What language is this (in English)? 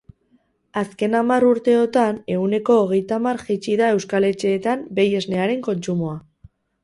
Basque